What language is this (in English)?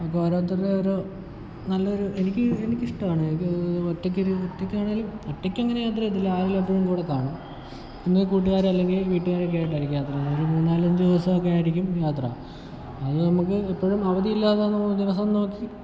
Malayalam